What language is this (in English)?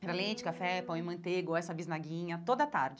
Portuguese